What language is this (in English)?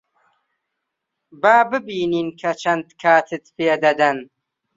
Central Kurdish